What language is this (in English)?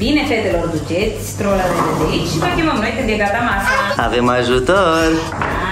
Romanian